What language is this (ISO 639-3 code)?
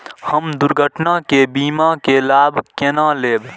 mai